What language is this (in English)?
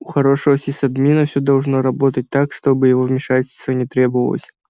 Russian